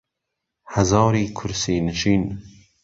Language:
Central Kurdish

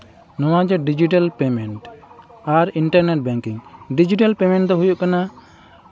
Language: Santali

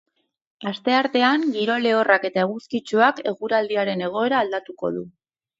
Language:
Basque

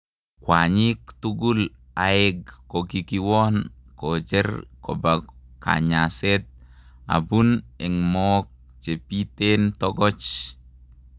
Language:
Kalenjin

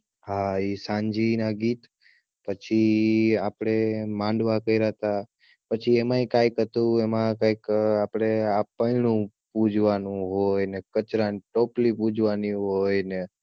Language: Gujarati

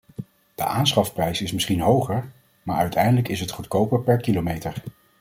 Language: Dutch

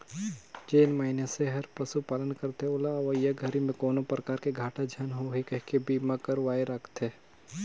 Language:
Chhattisgarhi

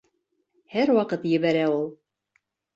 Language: Bashkir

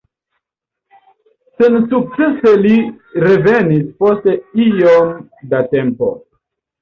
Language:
Esperanto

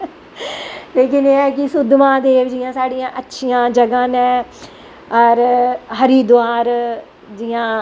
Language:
Dogri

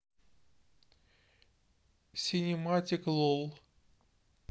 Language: Russian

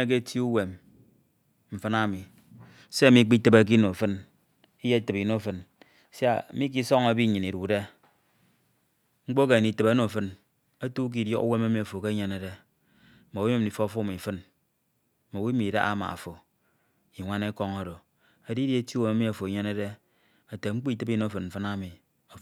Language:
Ito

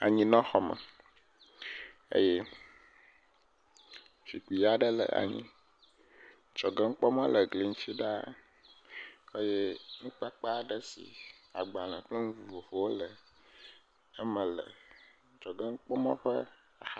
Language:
Ewe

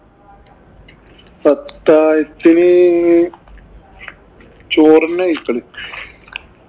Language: Malayalam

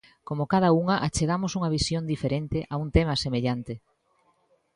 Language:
Galician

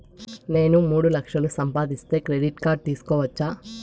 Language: Telugu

